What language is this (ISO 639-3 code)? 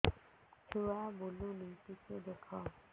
ori